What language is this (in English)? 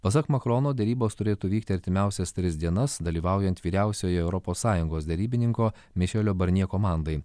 Lithuanian